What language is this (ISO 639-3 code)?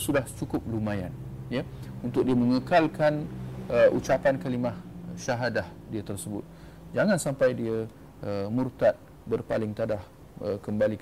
msa